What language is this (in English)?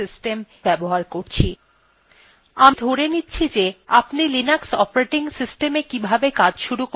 Bangla